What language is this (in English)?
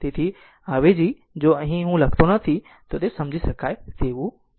Gujarati